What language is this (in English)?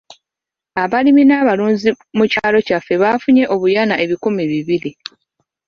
Ganda